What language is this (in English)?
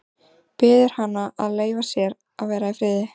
Icelandic